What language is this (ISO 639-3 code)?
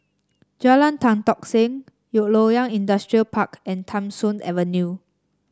eng